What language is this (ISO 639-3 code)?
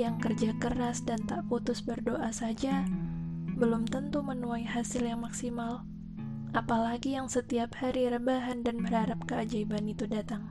ind